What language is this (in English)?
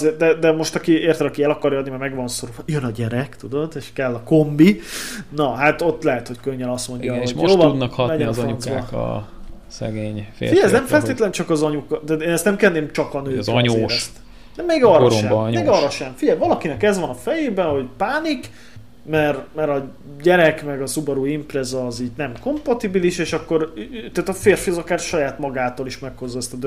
Hungarian